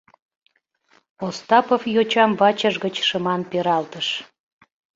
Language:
Mari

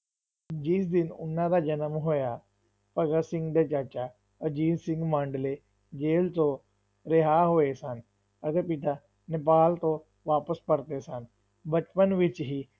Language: Punjabi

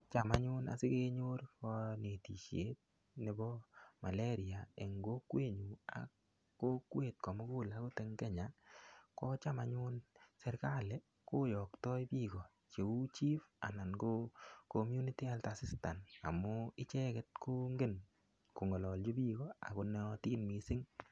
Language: Kalenjin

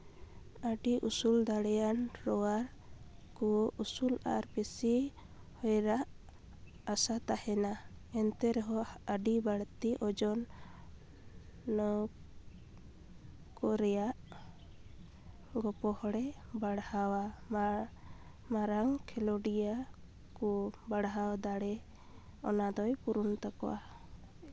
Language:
Santali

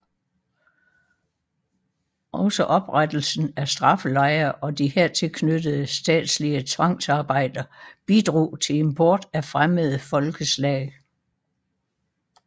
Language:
Danish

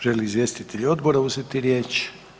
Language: Croatian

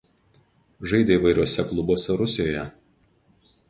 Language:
Lithuanian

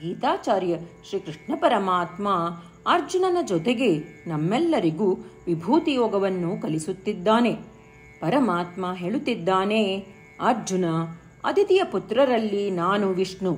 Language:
Kannada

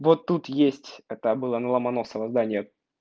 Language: Russian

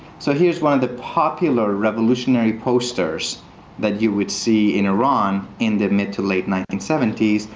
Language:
English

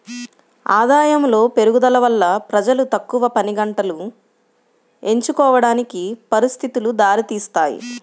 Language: Telugu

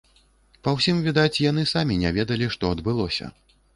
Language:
Belarusian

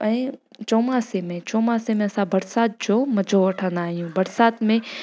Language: Sindhi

